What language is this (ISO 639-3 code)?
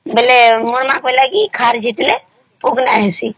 ori